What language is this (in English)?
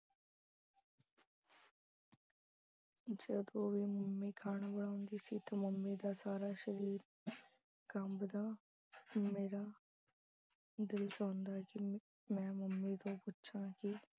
Punjabi